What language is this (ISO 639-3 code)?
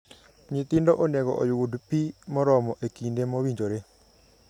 luo